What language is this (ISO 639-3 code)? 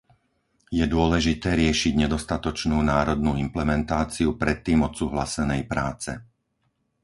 slk